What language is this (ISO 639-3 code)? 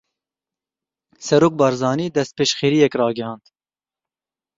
kur